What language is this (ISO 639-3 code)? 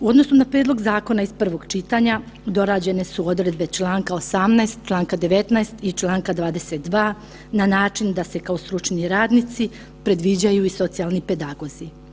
hrv